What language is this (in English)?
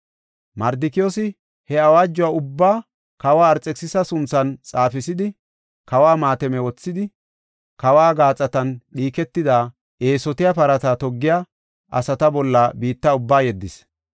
Gofa